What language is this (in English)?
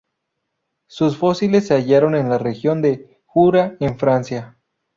Spanish